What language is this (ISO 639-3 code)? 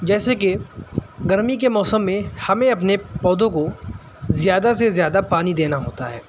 urd